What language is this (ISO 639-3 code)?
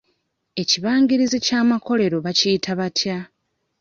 lug